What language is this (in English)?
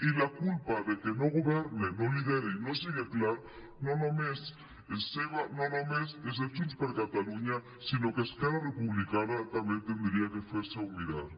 Catalan